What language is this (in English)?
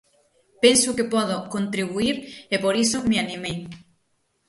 Galician